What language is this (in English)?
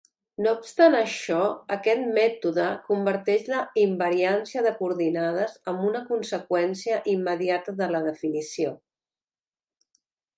Catalan